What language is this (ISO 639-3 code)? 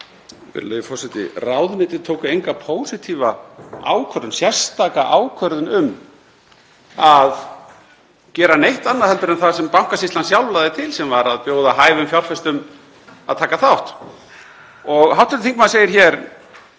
isl